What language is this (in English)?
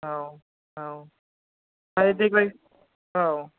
Bodo